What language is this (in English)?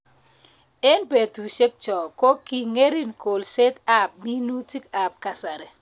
Kalenjin